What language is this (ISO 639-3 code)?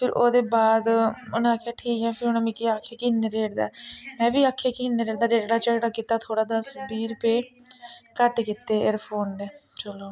doi